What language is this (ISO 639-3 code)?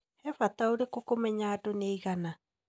kik